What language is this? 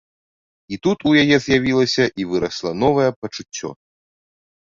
Belarusian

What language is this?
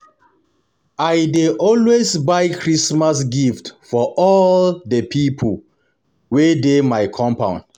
Nigerian Pidgin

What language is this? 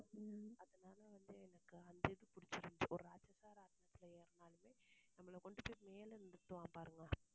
Tamil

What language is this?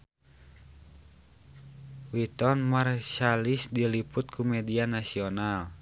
Sundanese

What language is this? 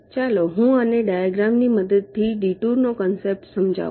Gujarati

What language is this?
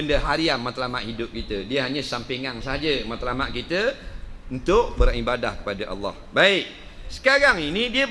Malay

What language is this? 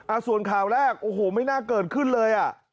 Thai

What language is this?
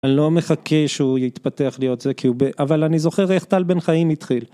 Hebrew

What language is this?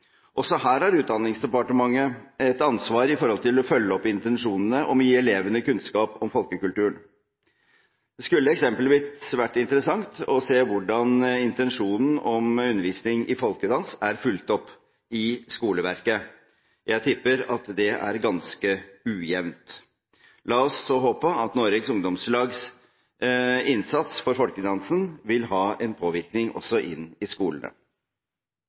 Norwegian Bokmål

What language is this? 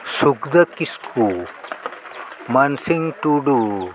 Santali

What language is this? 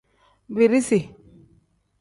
Tem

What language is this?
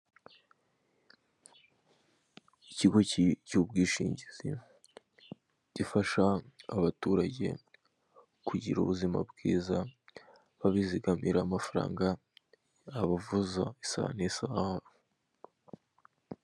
Kinyarwanda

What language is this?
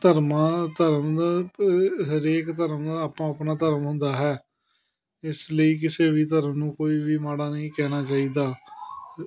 Punjabi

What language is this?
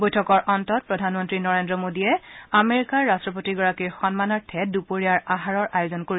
Assamese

